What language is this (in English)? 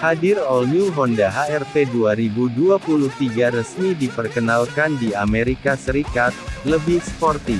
Indonesian